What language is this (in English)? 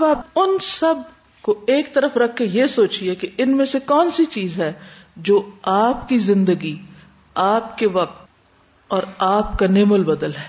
Urdu